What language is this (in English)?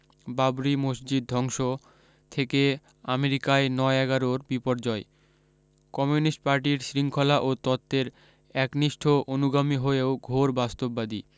Bangla